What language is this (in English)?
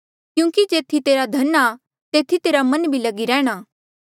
Mandeali